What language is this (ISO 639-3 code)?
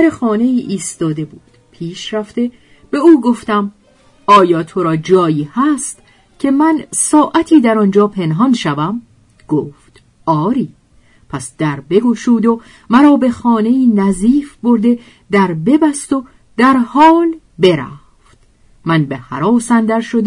fas